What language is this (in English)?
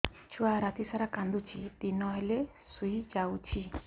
Odia